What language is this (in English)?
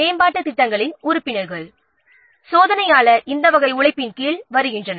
Tamil